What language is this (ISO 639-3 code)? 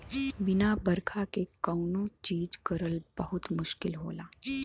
bho